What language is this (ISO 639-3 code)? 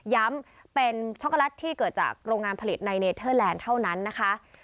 tha